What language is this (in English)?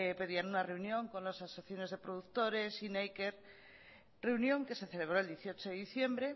Spanish